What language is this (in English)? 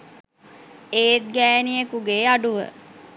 Sinhala